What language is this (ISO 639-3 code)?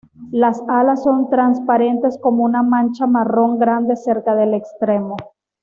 spa